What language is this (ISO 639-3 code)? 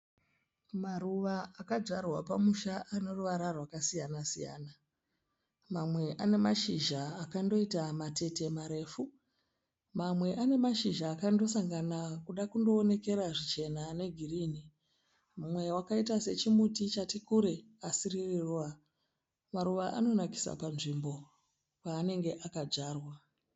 sna